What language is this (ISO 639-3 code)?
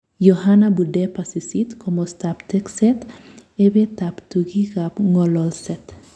kln